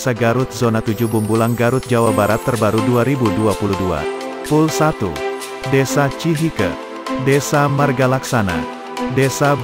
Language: Indonesian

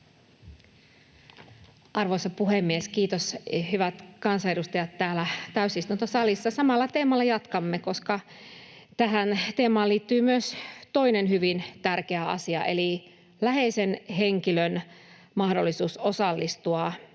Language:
Finnish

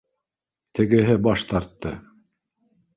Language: Bashkir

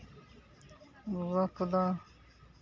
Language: Santali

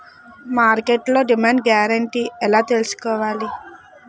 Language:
Telugu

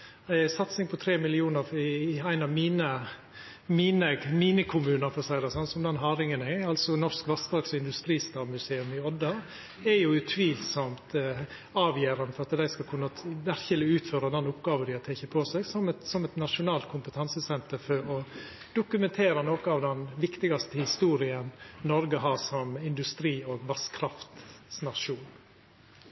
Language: Norwegian Nynorsk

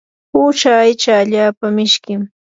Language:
Yanahuanca Pasco Quechua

